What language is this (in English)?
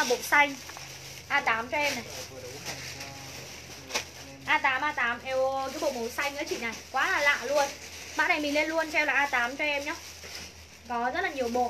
Vietnamese